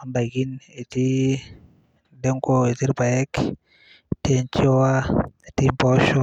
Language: Masai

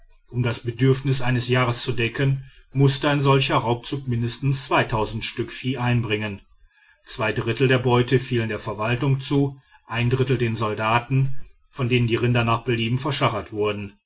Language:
German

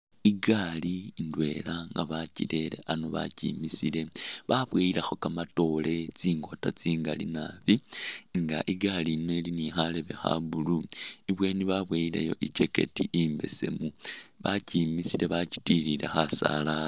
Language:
Masaaba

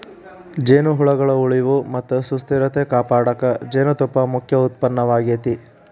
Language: Kannada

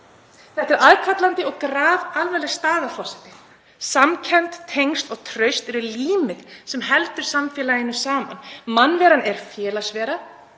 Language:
Icelandic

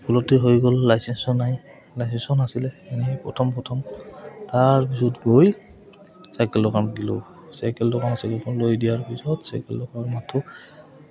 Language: Assamese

